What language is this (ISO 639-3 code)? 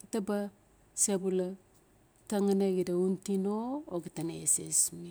ncf